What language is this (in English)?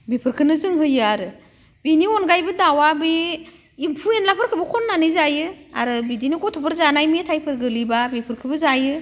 Bodo